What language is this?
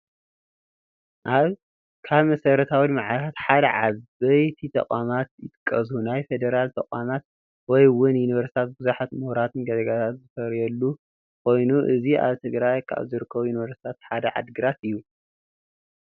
Tigrinya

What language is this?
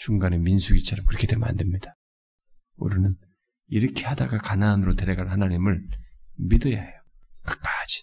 Korean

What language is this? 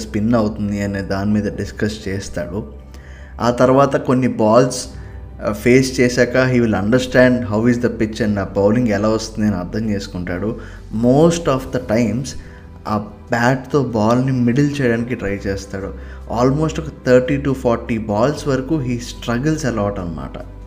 Telugu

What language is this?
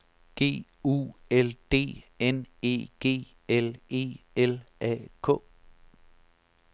Danish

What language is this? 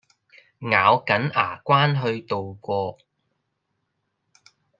Cantonese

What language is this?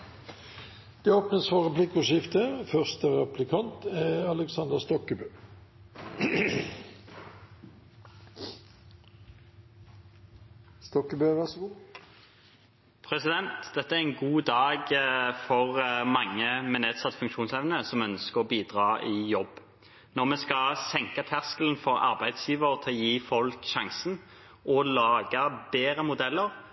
Norwegian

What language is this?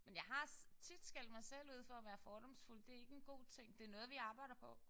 Danish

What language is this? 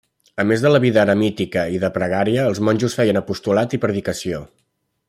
Catalan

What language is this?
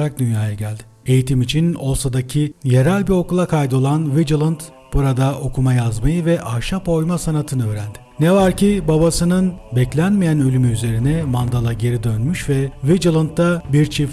Turkish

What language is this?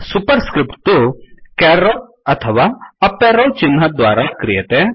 Sanskrit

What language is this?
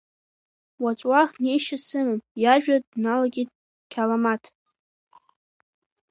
Abkhazian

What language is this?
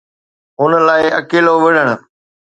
Sindhi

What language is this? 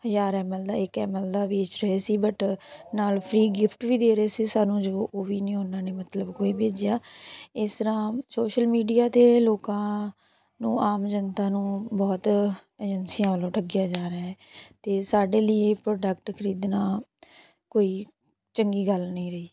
Punjabi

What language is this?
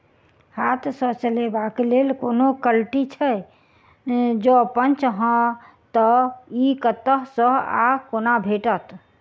Maithili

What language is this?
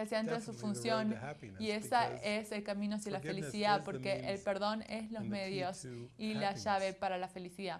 Spanish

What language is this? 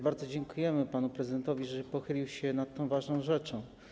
Polish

